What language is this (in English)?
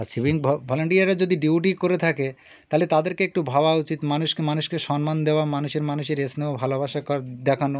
Bangla